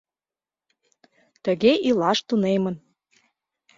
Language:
Mari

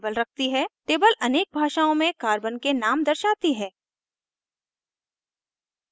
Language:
Hindi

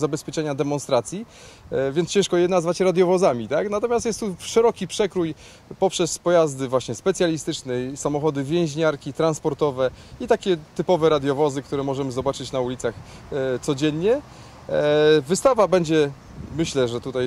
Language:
Polish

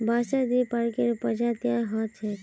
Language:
Magahi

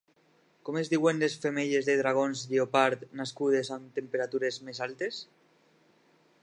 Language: Catalan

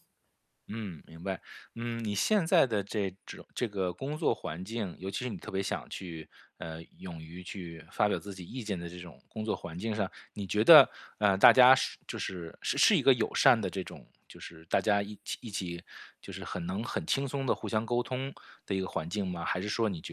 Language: Chinese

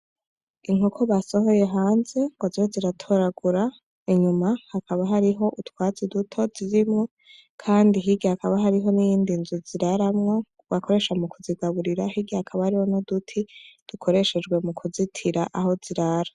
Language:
Rundi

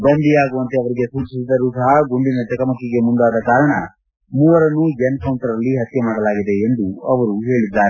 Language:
Kannada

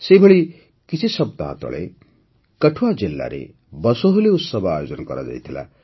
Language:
Odia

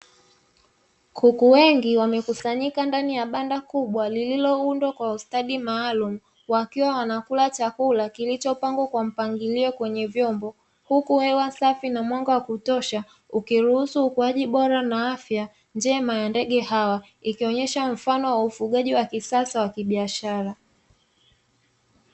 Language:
Swahili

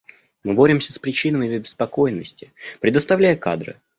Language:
Russian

